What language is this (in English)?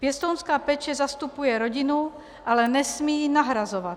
Czech